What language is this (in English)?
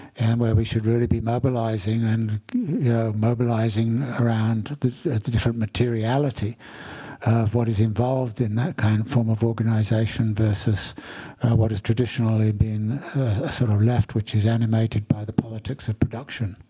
English